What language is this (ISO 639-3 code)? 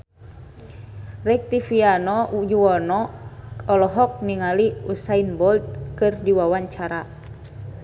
sun